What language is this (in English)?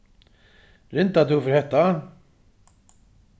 Faroese